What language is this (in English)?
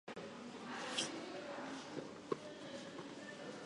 Chinese